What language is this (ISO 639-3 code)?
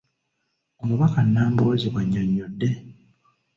lug